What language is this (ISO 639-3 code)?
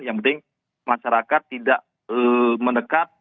ind